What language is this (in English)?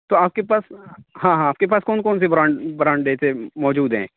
Urdu